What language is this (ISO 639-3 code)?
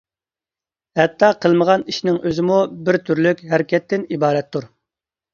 uig